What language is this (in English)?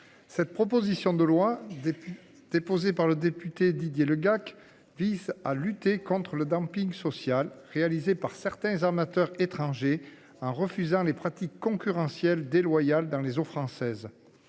French